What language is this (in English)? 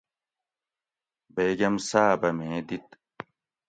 Gawri